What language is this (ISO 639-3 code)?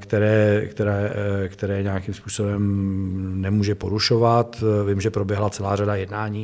ces